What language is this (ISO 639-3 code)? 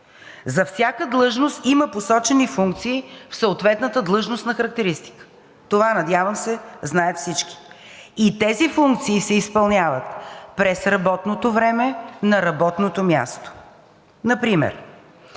bul